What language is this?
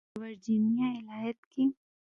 Pashto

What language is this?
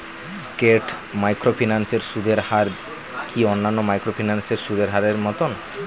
Bangla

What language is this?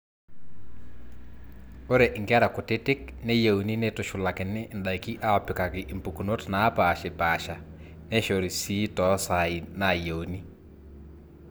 Masai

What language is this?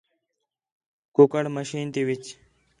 Khetrani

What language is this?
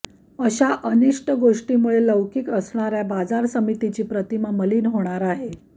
Marathi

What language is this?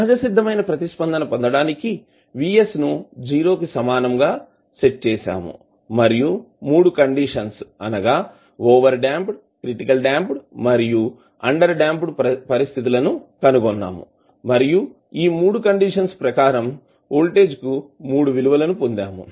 Telugu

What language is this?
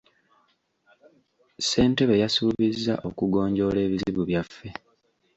Ganda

